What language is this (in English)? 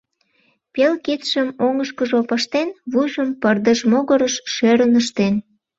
Mari